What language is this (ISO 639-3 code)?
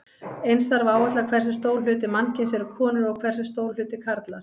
isl